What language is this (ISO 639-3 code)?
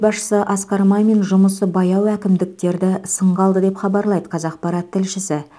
kaz